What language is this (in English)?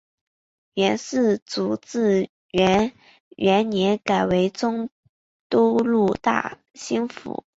Chinese